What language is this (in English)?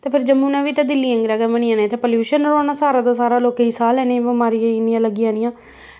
Dogri